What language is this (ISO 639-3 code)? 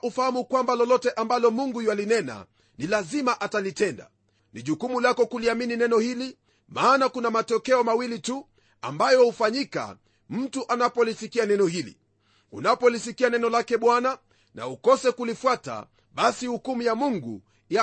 swa